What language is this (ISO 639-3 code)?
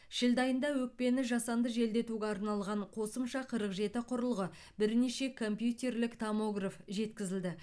kaz